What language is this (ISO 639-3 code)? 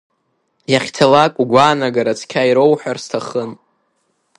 abk